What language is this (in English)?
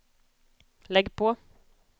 Swedish